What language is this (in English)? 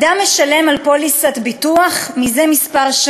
Hebrew